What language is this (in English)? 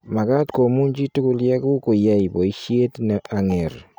Kalenjin